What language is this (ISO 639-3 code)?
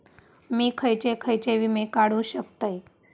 mar